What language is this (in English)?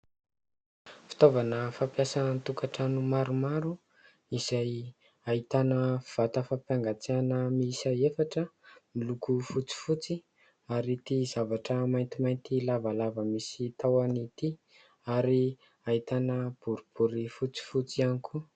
Malagasy